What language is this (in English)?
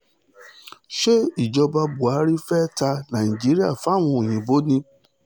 Yoruba